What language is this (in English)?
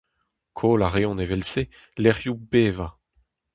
Breton